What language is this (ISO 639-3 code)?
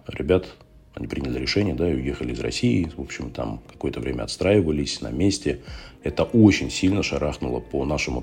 rus